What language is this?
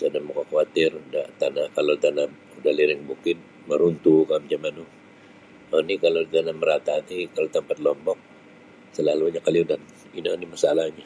Sabah Bisaya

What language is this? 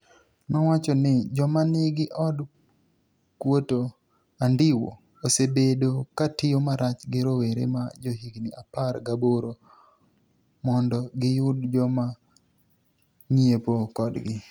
Luo (Kenya and Tanzania)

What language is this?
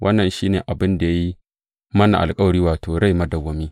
Hausa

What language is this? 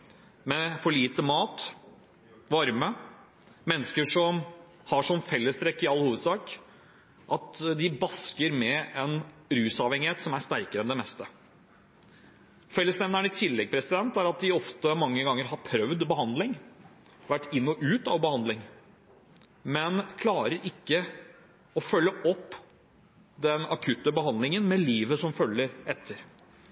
Norwegian Bokmål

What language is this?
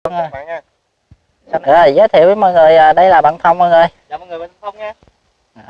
Vietnamese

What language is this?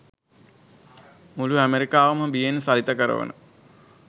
Sinhala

